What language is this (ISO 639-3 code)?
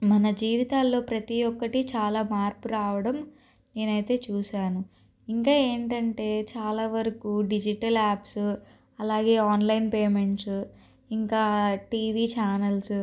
tel